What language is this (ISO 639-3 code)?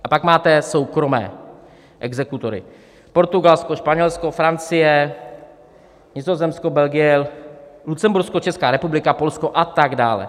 ces